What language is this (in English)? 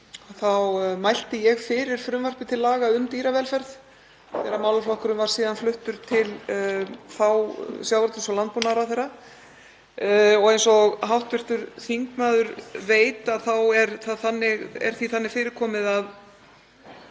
Icelandic